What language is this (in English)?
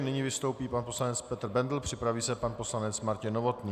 Czech